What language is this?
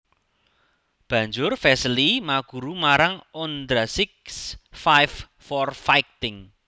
Javanese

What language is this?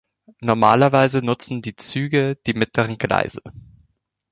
German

